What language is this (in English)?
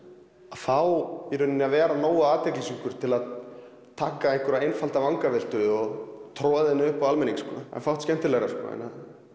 Icelandic